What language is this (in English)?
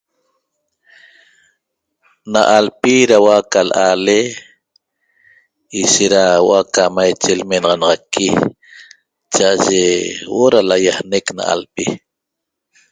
Toba